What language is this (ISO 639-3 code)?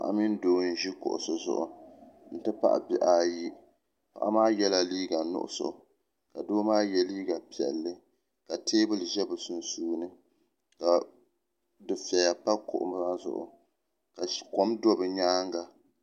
dag